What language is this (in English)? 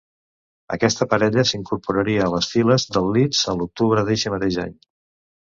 Catalan